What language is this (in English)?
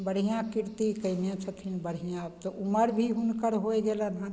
Maithili